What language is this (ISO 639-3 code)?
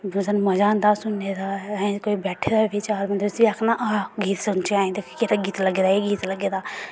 doi